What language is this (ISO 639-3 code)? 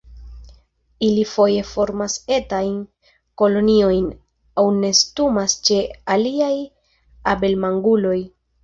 epo